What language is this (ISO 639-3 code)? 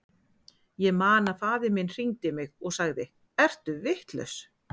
isl